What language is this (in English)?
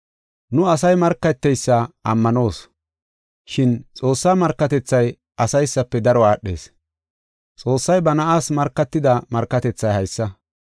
Gofa